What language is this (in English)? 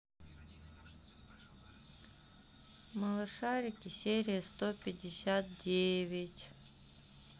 Russian